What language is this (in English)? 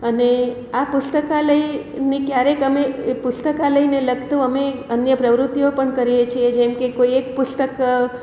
Gujarati